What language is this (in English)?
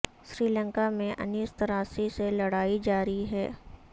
Urdu